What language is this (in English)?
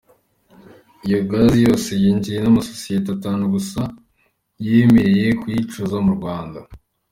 Kinyarwanda